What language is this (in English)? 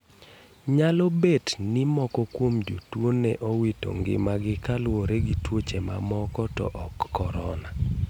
Luo (Kenya and Tanzania)